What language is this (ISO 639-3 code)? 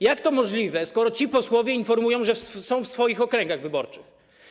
pol